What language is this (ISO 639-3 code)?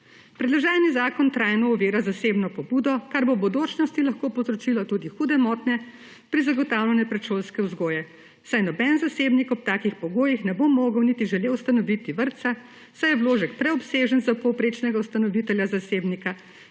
slv